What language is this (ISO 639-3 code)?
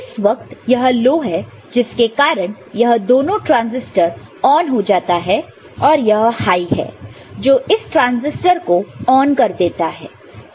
hin